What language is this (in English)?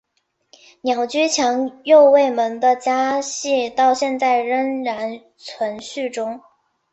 Chinese